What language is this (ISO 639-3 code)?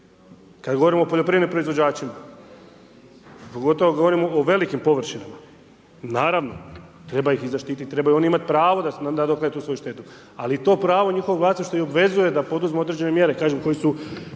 hrv